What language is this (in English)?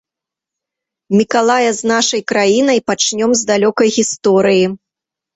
Belarusian